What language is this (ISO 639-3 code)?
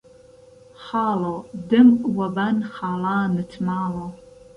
ckb